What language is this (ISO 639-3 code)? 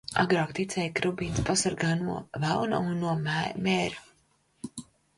lav